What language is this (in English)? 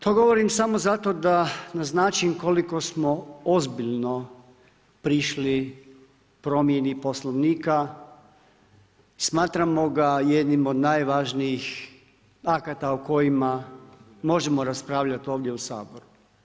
Croatian